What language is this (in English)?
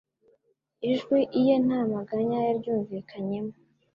Kinyarwanda